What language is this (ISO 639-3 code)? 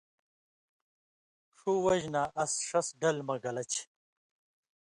mvy